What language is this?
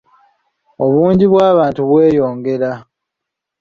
Ganda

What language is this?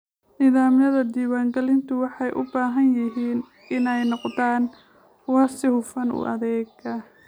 Somali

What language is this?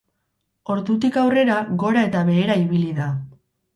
Basque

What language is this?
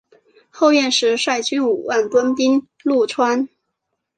Chinese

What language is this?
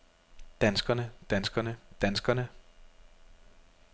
Danish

